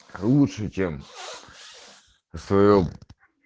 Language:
Russian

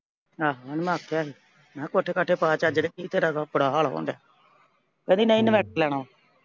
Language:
Punjabi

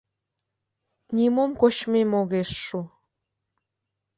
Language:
Mari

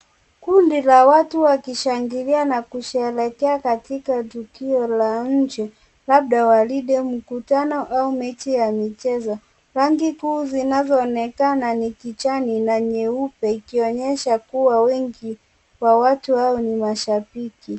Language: Swahili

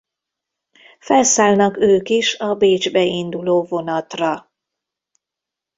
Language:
Hungarian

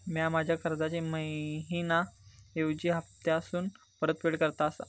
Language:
Marathi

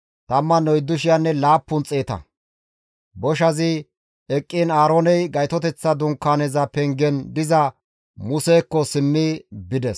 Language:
Gamo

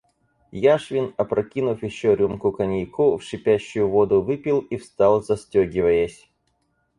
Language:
Russian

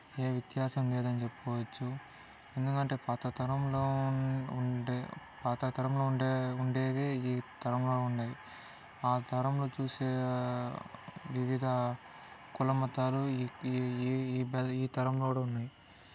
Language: Telugu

